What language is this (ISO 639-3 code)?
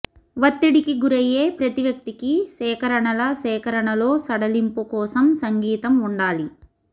tel